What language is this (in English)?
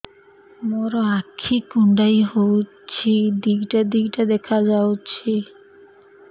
Odia